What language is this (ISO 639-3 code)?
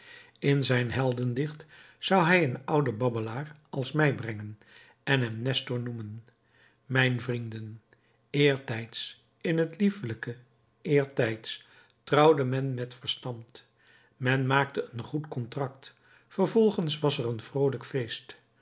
nld